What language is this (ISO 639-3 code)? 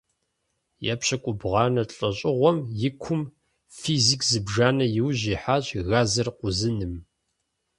kbd